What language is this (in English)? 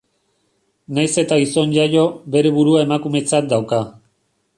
Basque